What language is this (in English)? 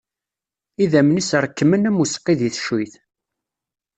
Kabyle